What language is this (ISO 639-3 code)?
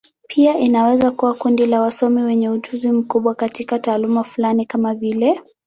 swa